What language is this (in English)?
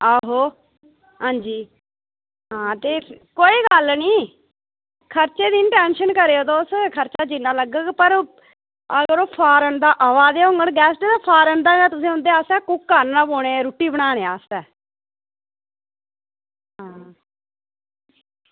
Dogri